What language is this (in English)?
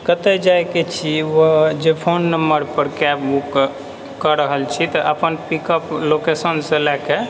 Maithili